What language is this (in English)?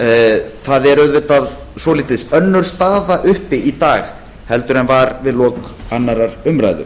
Icelandic